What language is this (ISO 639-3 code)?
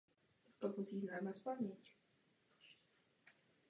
ces